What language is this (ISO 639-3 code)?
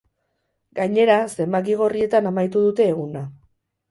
eus